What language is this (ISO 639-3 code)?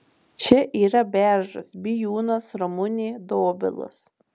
lit